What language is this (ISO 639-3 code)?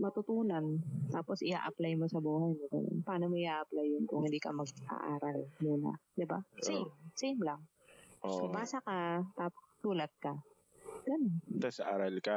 fil